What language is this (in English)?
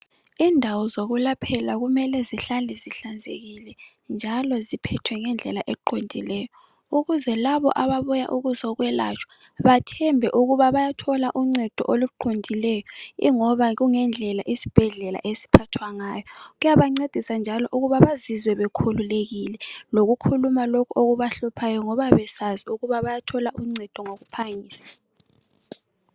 North Ndebele